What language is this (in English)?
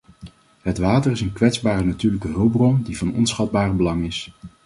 Dutch